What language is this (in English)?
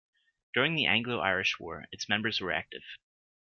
English